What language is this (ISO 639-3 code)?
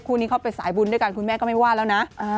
tha